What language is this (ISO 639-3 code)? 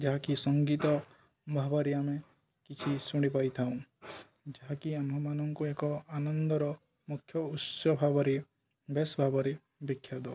ori